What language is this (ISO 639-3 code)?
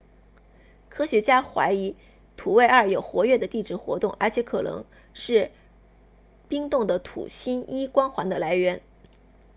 zho